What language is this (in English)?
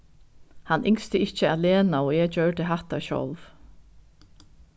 Faroese